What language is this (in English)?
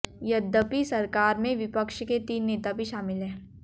Hindi